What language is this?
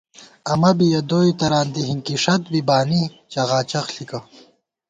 Gawar-Bati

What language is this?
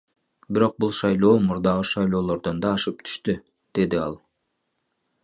Kyrgyz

